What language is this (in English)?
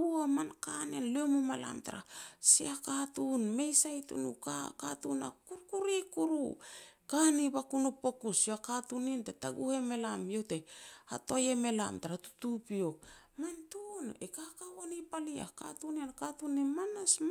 Petats